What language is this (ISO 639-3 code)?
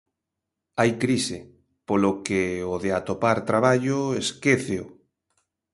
glg